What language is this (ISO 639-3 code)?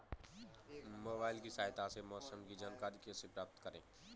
hin